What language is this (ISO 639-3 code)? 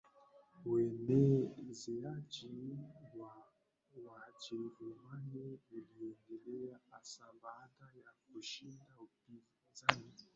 swa